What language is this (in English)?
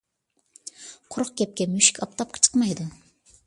Uyghur